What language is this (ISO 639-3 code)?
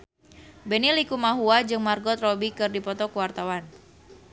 sun